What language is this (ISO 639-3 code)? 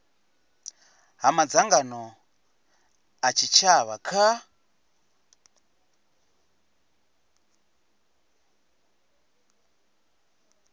ven